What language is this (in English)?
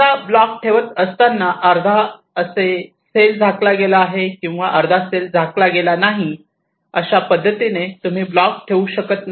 Marathi